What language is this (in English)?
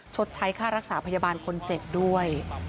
Thai